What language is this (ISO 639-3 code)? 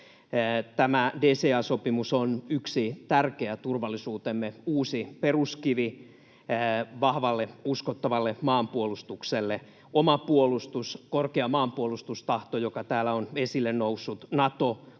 fin